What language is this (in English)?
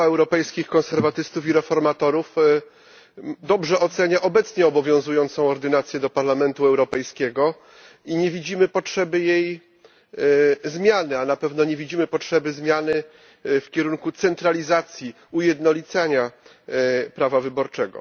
Polish